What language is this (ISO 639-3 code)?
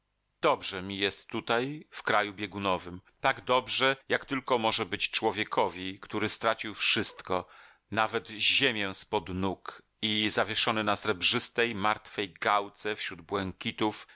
pol